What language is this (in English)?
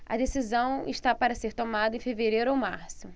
Portuguese